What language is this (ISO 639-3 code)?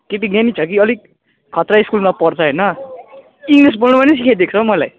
nep